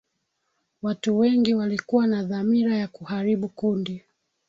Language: Swahili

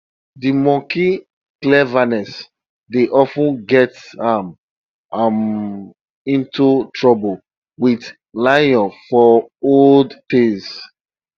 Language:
Nigerian Pidgin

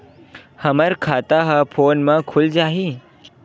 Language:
Chhattisgarhi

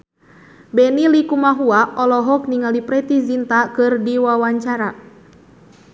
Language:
Sundanese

